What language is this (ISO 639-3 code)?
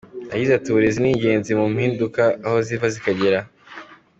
kin